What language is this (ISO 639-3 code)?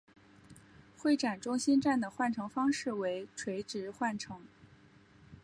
zho